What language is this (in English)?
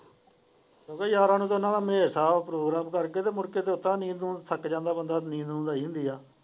Punjabi